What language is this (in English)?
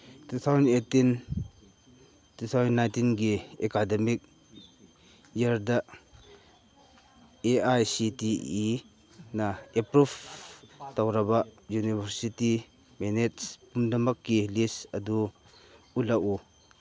Manipuri